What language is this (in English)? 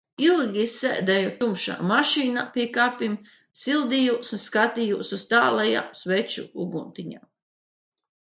Latvian